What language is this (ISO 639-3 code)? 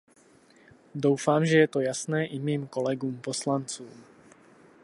ces